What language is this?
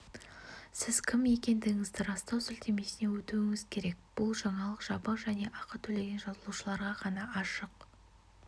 Kazakh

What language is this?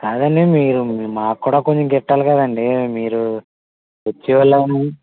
Telugu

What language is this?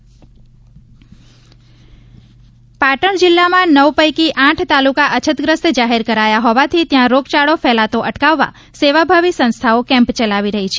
Gujarati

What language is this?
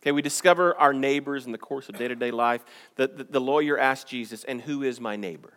English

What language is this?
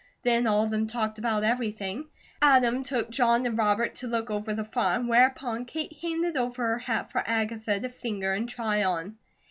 English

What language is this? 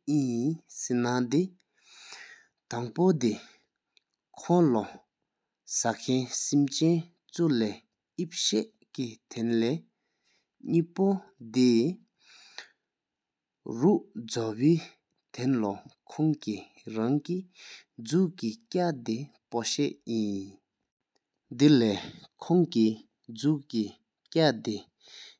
Sikkimese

